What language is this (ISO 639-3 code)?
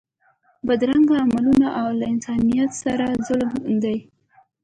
pus